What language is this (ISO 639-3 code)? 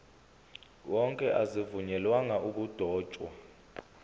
zul